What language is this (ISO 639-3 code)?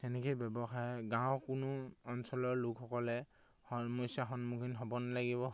asm